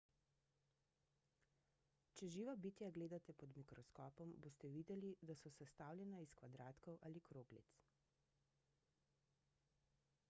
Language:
Slovenian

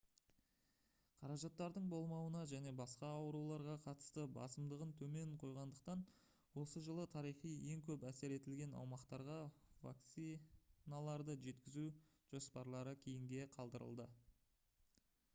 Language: Kazakh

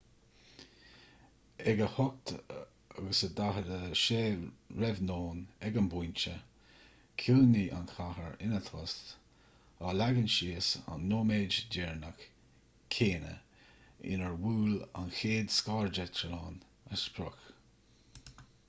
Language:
Irish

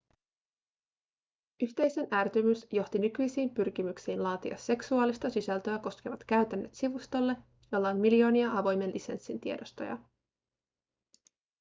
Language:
Finnish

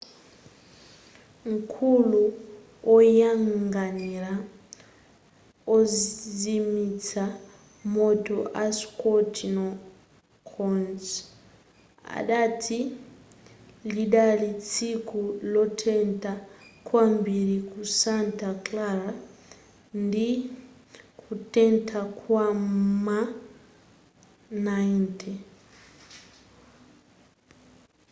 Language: Nyanja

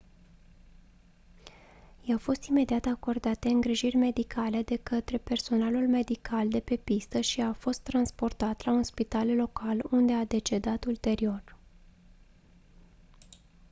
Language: Romanian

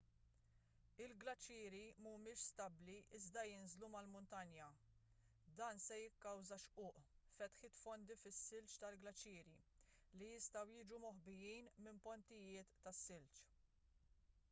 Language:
Maltese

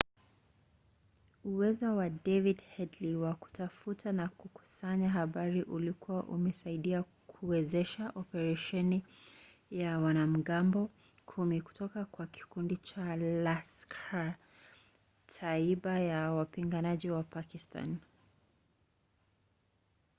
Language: Swahili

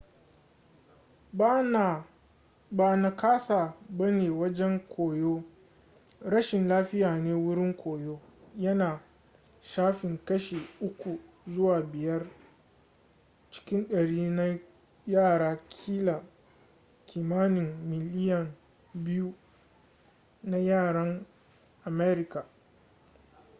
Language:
Hausa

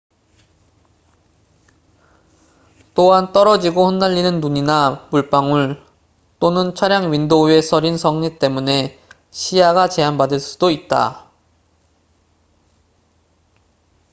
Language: Korean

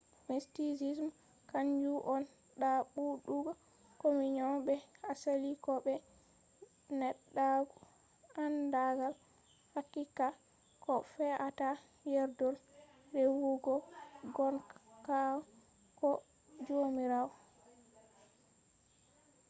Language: Fula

